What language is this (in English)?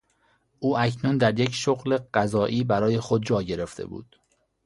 Persian